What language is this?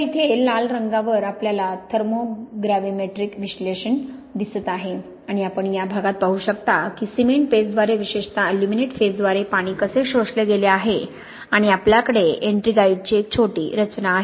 Marathi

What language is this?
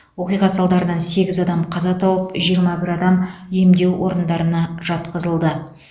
Kazakh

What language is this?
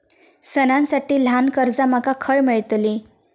Marathi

